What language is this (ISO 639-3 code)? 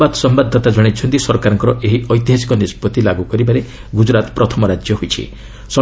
ori